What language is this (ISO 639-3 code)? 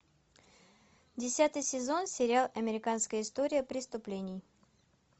rus